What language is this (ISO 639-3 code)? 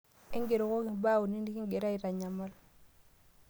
mas